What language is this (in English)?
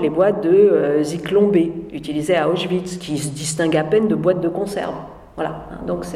French